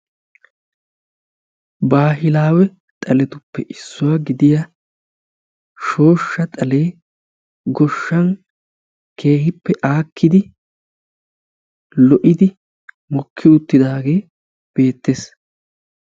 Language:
Wolaytta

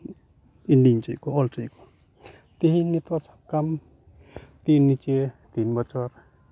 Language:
Santali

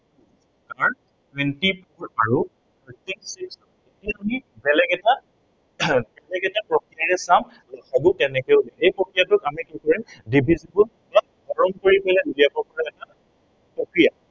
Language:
Assamese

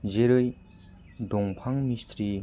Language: Bodo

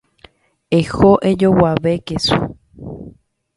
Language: Guarani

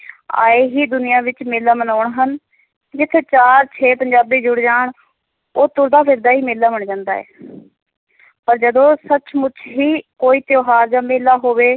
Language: Punjabi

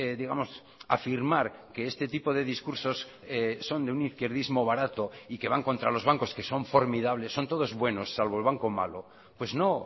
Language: Spanish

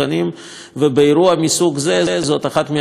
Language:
Hebrew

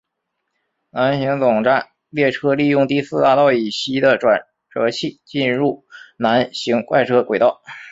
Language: Chinese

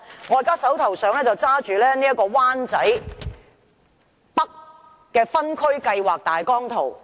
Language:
Cantonese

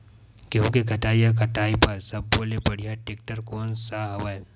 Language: Chhattisgarhi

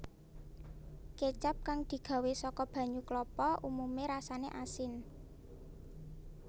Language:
Javanese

